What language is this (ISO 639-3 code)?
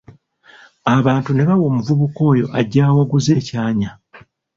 lug